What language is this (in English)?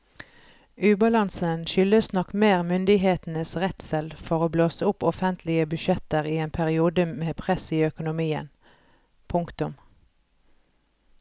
Norwegian